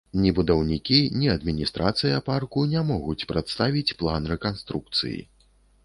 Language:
Belarusian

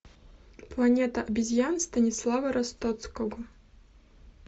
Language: Russian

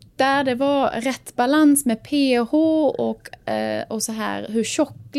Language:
Swedish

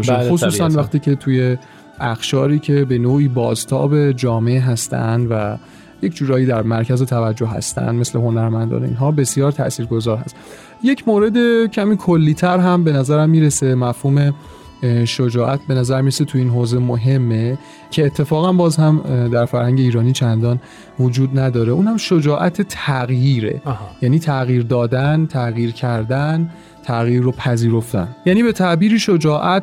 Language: Persian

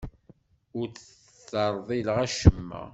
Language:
Kabyle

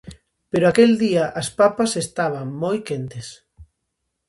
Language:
Galician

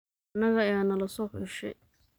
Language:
Somali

